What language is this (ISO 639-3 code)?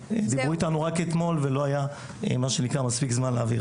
heb